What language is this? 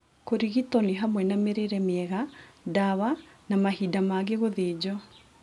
Kikuyu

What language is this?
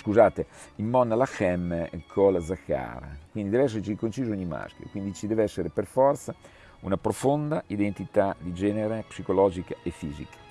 Italian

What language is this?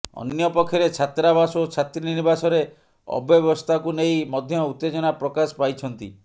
Odia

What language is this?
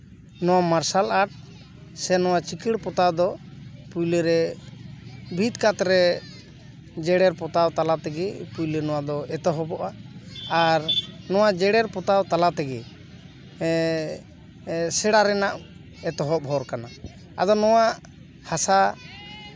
Santali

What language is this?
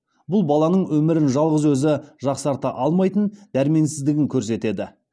Kazakh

